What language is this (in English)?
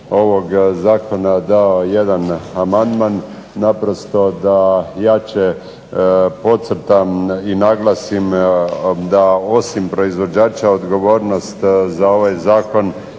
Croatian